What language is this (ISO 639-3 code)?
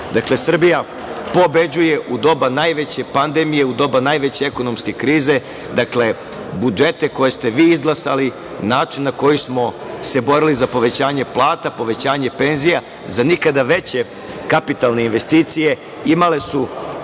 srp